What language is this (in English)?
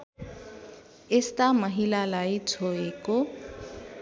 Nepali